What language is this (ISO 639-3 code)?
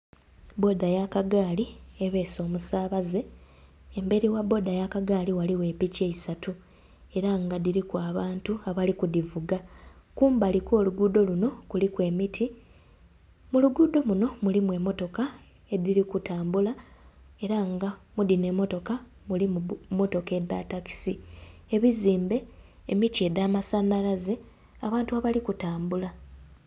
xog